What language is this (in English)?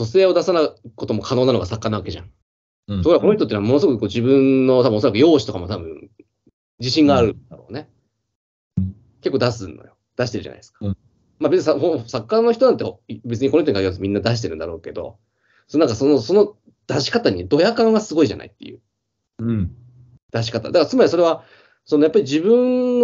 Japanese